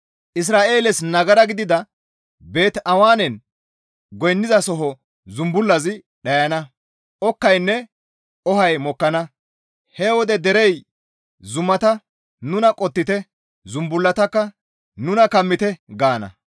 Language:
Gamo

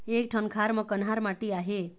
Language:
Chhattisgarhi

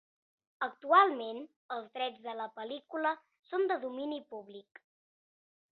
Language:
Catalan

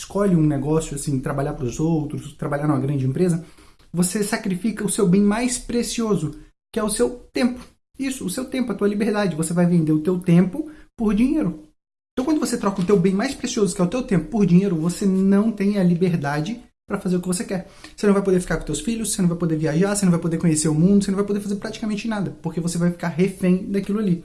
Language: Portuguese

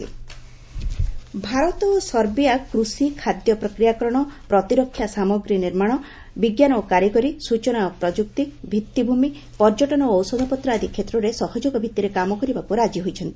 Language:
Odia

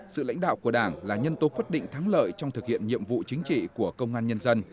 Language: Vietnamese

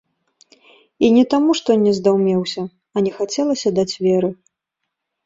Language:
Belarusian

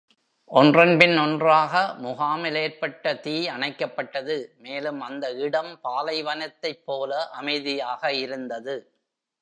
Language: Tamil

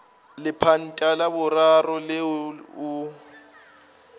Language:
Northern Sotho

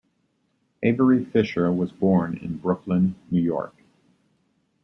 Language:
English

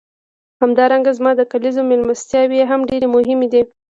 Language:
Pashto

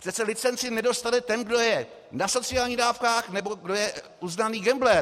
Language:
Czech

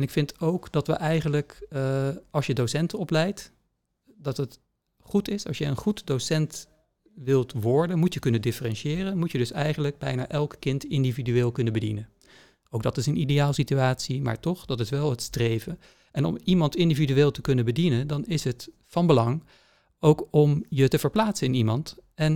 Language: Dutch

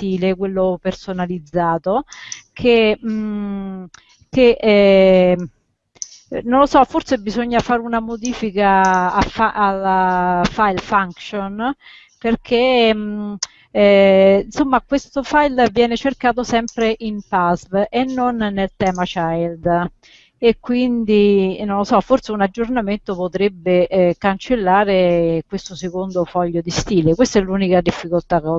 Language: Italian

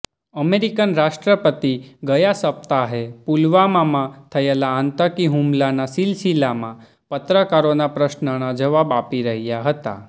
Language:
Gujarati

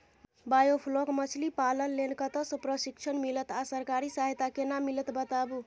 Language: Maithili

